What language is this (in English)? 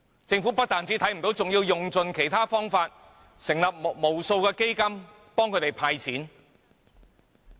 Cantonese